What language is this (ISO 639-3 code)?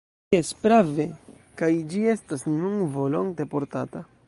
epo